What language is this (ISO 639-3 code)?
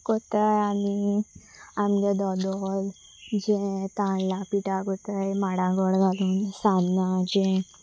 kok